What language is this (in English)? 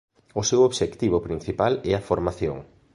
Galician